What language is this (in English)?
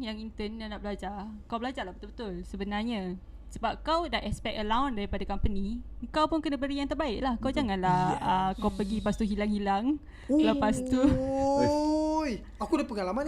Malay